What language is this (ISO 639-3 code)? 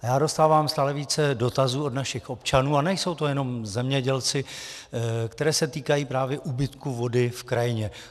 ces